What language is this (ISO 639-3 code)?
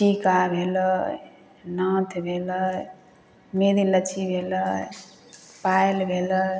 mai